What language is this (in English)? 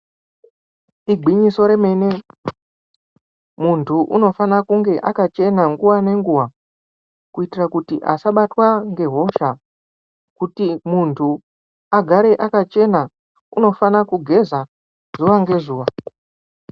Ndau